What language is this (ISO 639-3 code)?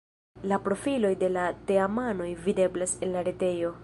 epo